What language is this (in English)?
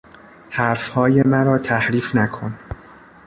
Persian